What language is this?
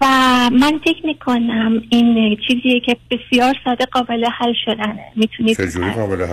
Persian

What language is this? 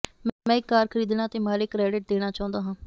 Punjabi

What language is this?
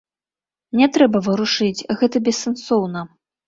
Belarusian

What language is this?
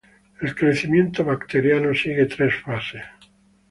Spanish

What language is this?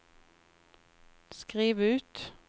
Norwegian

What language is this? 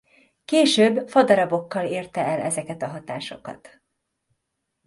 Hungarian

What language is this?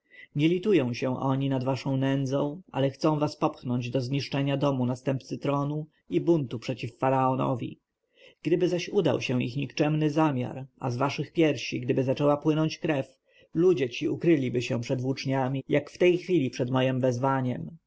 Polish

